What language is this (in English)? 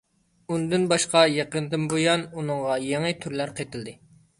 Uyghur